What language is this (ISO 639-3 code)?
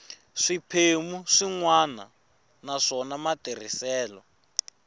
tso